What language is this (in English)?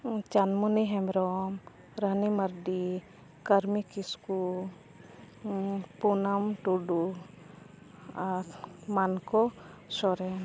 Santali